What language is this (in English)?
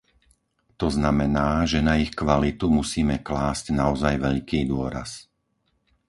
Slovak